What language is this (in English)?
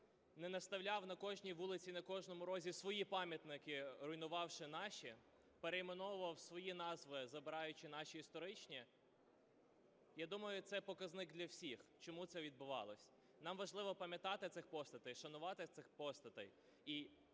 Ukrainian